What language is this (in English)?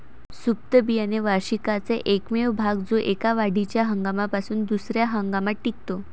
Marathi